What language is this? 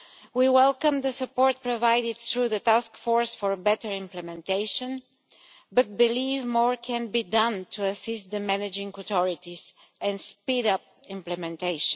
English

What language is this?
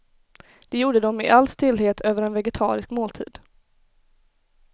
Swedish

